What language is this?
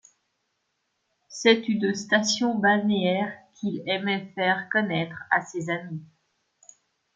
French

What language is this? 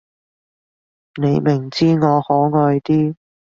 Cantonese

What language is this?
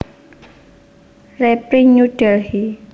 Javanese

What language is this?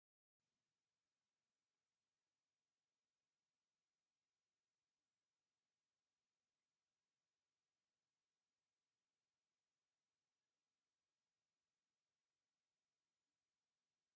Tigrinya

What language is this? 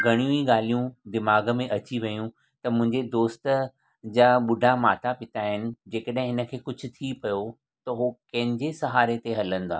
Sindhi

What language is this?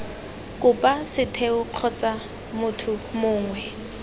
Tswana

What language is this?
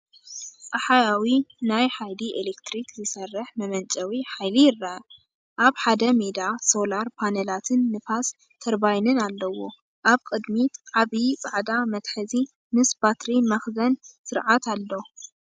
Tigrinya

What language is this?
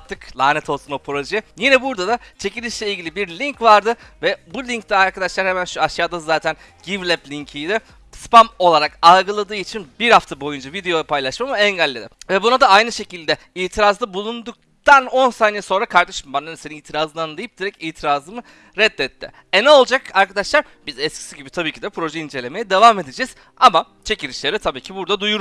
Turkish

